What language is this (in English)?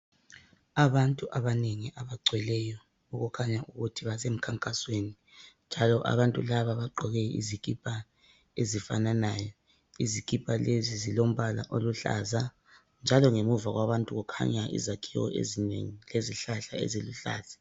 North Ndebele